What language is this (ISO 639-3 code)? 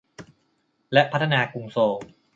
tha